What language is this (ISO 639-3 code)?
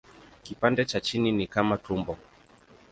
swa